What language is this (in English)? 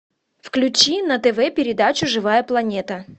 Russian